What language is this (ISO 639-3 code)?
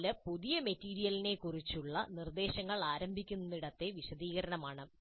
mal